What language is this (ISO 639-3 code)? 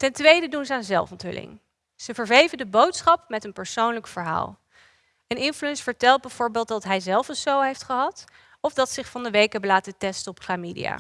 nld